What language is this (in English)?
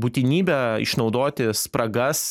Lithuanian